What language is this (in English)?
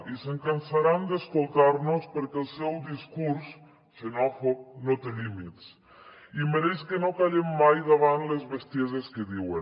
Catalan